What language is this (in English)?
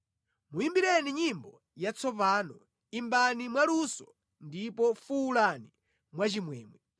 Nyanja